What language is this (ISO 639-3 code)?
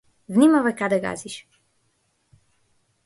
mkd